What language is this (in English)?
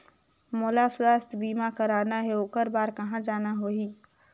Chhattisgarhi